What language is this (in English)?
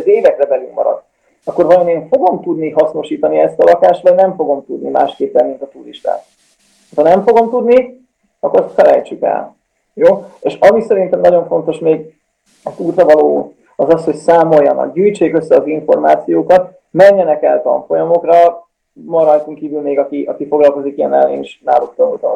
Hungarian